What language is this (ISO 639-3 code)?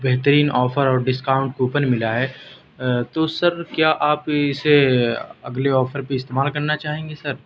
urd